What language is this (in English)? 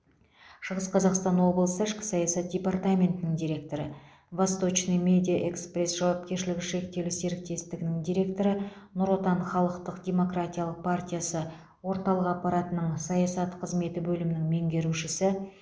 Kazakh